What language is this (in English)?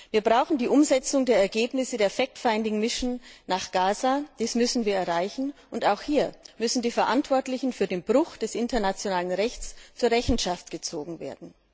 German